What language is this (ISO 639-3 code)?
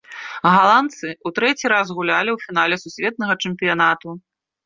bel